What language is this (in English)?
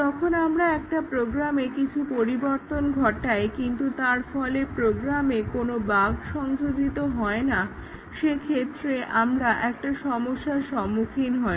Bangla